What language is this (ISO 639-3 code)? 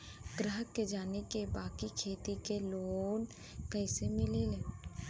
bho